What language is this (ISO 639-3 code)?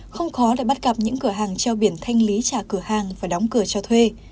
vie